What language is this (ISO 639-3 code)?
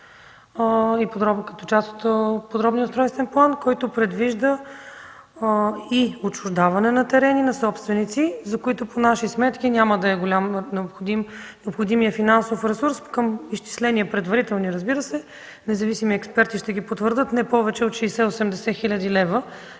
bul